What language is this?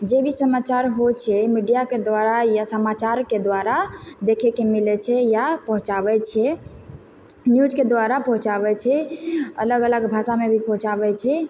Maithili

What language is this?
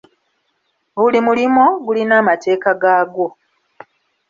Ganda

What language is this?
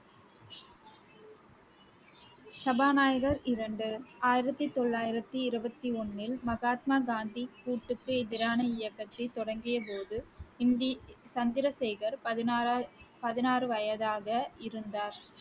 Tamil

